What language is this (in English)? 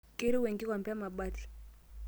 Masai